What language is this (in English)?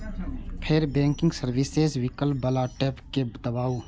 Maithili